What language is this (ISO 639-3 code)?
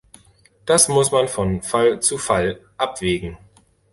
deu